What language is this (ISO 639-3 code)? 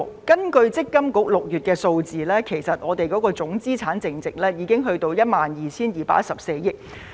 yue